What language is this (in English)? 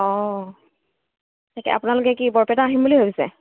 Assamese